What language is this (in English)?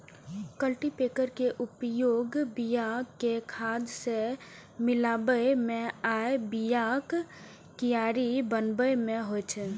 Maithili